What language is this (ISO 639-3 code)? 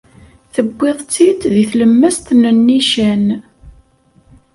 kab